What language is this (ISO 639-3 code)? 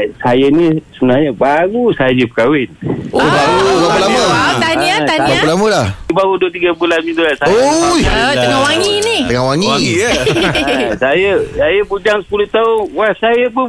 msa